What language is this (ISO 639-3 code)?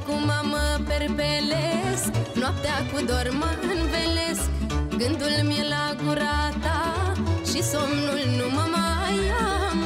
ron